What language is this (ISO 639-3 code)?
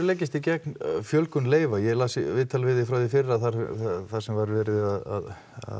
isl